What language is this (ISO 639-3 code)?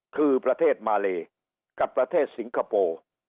tha